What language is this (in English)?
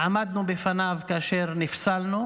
Hebrew